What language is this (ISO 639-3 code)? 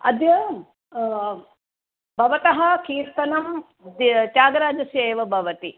san